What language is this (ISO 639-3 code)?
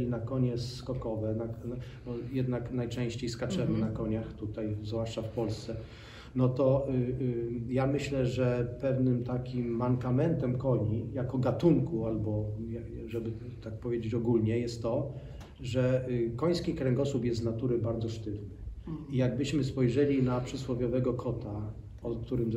pol